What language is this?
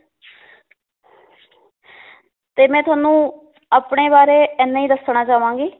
Punjabi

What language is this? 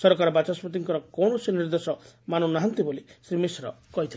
Odia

